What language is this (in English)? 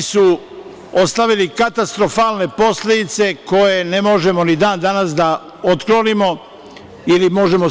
Serbian